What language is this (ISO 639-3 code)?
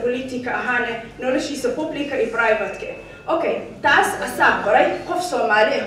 ara